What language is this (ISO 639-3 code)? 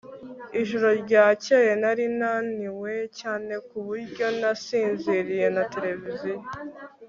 kin